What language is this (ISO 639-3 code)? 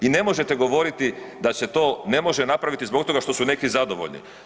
hrv